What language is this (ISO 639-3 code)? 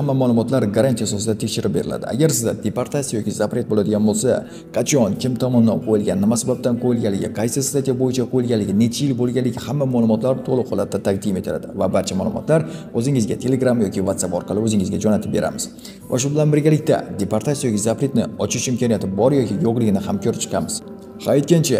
tur